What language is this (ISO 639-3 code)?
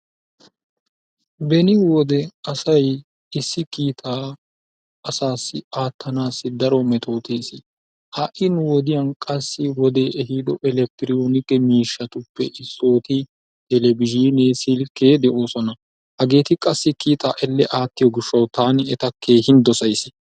wal